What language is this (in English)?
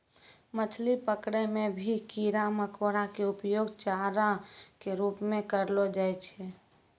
Maithili